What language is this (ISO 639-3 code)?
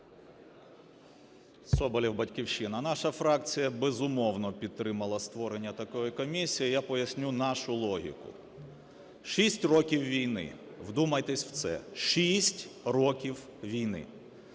ukr